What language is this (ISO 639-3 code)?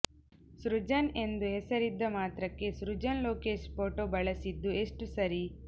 kan